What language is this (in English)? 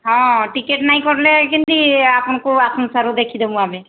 Odia